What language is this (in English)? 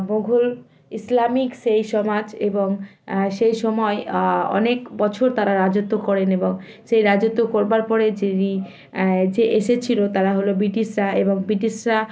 Bangla